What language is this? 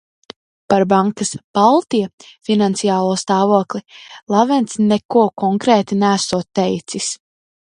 Latvian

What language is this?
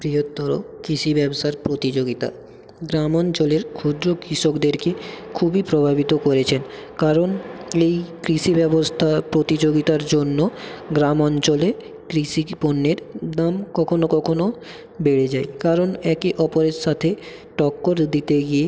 Bangla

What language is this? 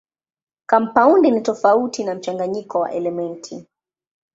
Swahili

